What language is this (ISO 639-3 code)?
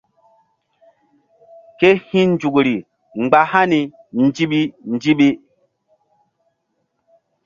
mdd